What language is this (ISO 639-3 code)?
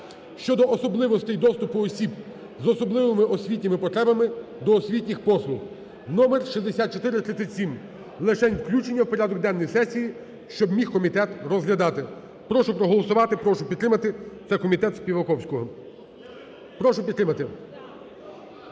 ukr